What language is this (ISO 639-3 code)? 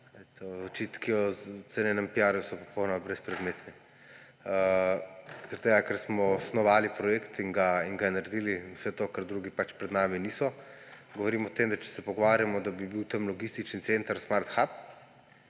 slv